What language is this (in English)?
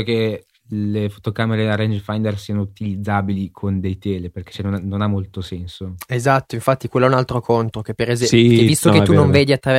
Italian